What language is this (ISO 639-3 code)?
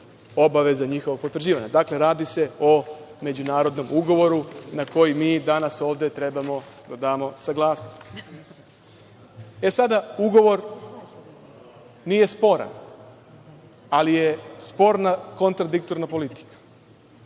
srp